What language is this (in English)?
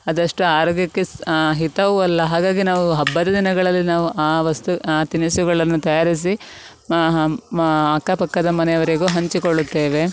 Kannada